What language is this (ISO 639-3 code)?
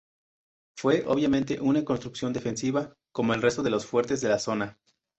spa